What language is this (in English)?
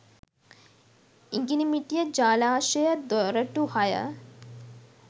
Sinhala